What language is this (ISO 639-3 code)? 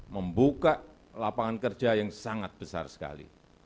ind